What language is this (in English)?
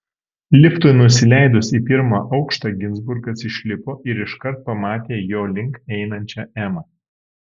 Lithuanian